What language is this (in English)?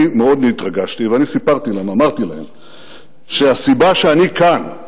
Hebrew